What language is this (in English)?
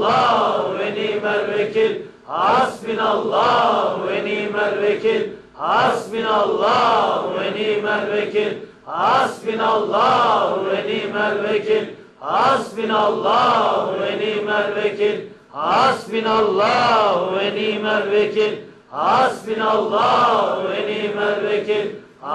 Turkish